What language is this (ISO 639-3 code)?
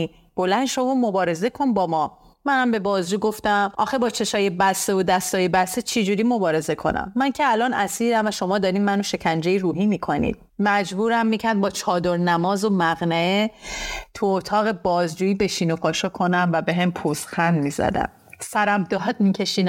fas